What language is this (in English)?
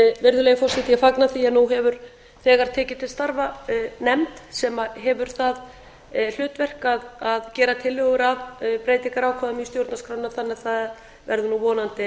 Icelandic